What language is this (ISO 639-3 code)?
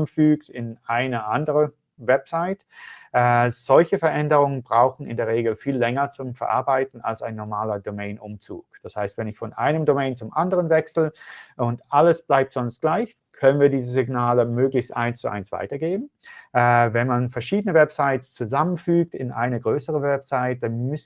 deu